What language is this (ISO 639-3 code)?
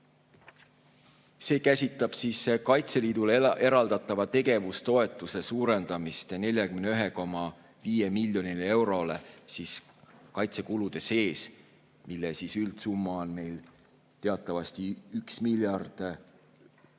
est